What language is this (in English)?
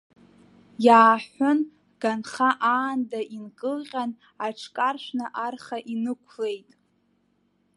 Abkhazian